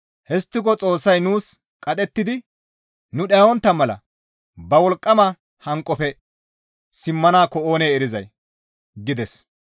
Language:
Gamo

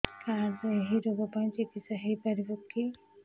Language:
Odia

